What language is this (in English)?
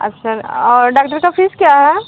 Hindi